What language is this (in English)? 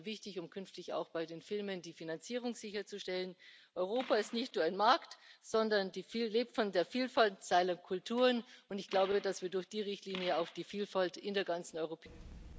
German